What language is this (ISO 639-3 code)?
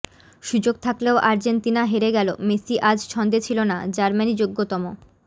ben